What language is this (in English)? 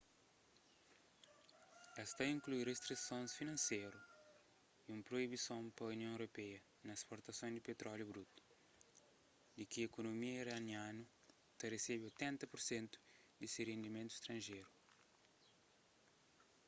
Kabuverdianu